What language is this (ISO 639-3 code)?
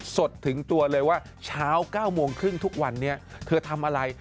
tha